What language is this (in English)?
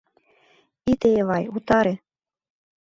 Mari